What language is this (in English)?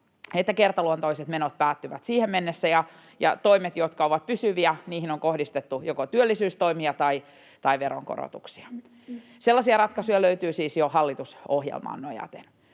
Finnish